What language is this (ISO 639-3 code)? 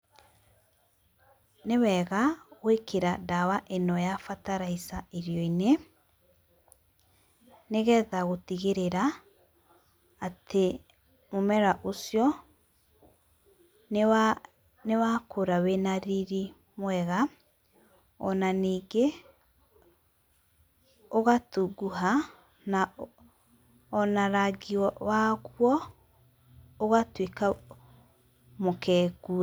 kik